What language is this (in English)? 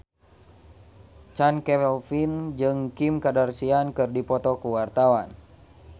Sundanese